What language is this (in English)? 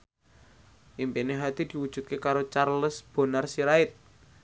Javanese